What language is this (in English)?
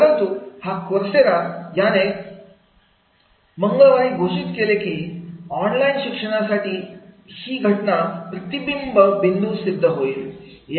Marathi